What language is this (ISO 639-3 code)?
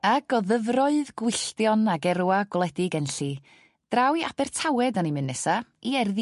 cym